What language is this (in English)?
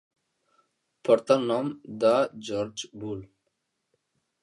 Catalan